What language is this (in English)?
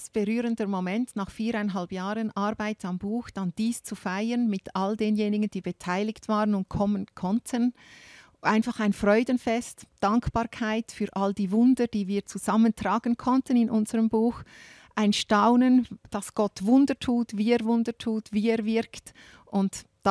German